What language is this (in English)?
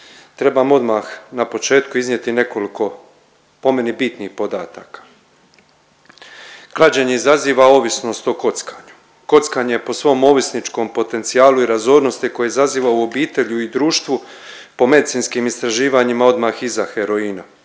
Croatian